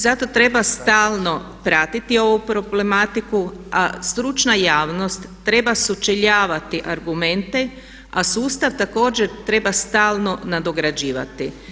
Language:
Croatian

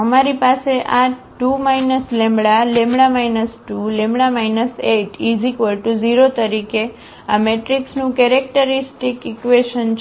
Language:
Gujarati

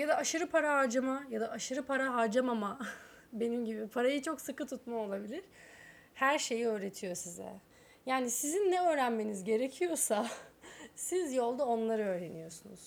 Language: Turkish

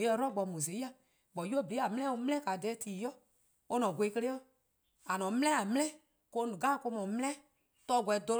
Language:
Eastern Krahn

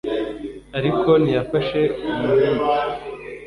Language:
Kinyarwanda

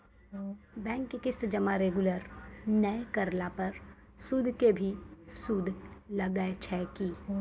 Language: Maithili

